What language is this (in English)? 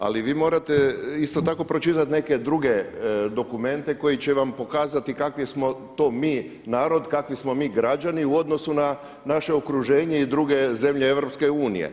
Croatian